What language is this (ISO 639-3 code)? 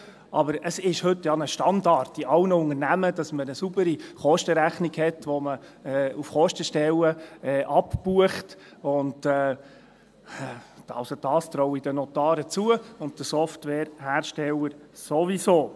gsw